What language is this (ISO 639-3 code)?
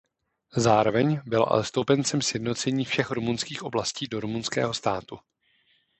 ces